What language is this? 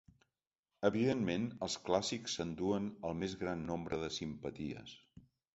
Catalan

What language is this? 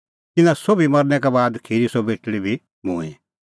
Kullu Pahari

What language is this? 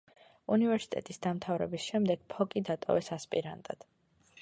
Georgian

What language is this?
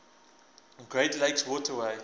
English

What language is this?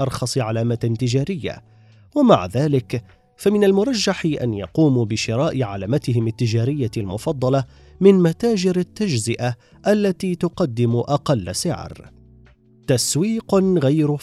Arabic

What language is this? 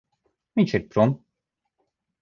Latvian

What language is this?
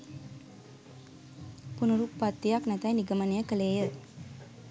Sinhala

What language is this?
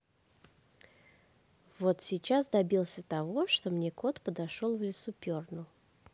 Russian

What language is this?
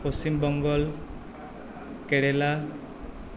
Assamese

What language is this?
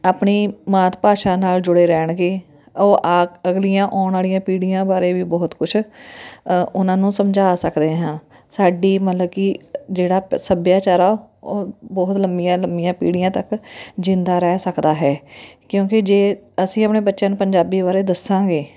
Punjabi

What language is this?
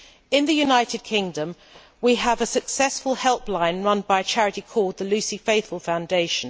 English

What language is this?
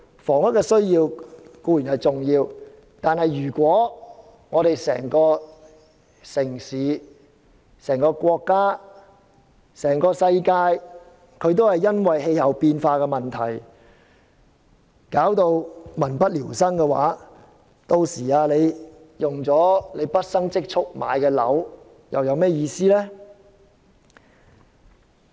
Cantonese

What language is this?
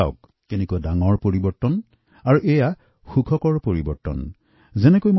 Assamese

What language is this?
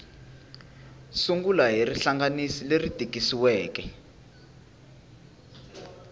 Tsonga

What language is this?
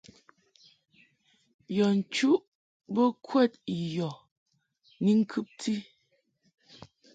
Mungaka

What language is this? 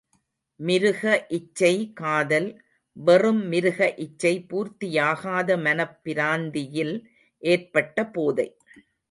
Tamil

